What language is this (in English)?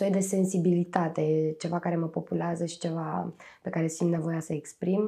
Romanian